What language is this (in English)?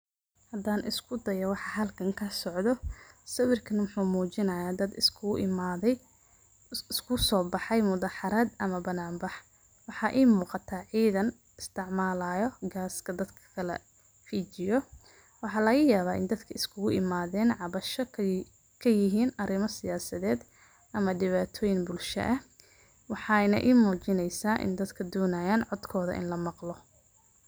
Somali